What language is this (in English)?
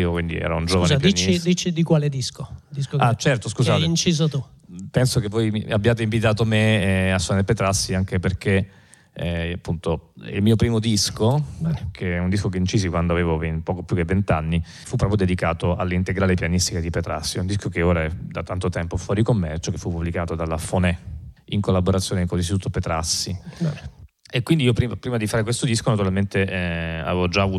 Italian